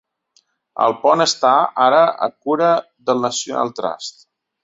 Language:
Catalan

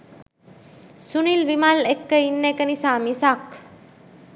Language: Sinhala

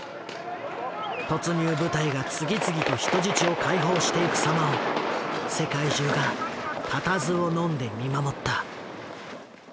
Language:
Japanese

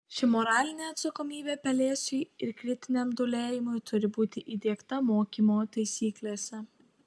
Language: Lithuanian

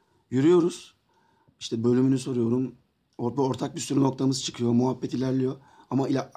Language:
Turkish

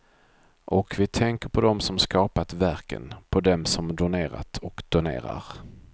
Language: Swedish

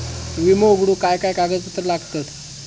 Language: Marathi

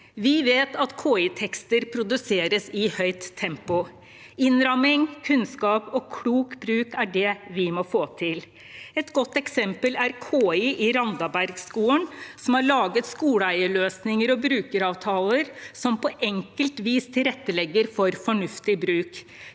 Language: Norwegian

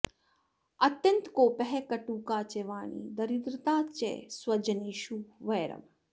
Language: Sanskrit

